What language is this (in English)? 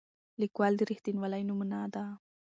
Pashto